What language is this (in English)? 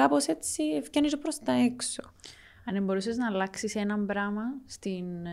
Greek